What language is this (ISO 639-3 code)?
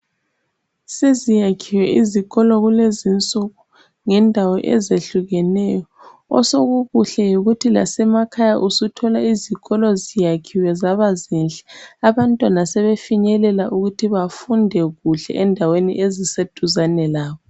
nde